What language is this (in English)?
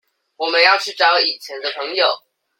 Chinese